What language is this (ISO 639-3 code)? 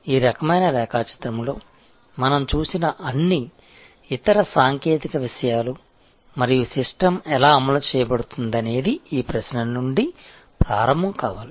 tel